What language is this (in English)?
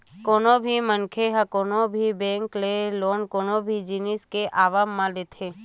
Chhattisgarhi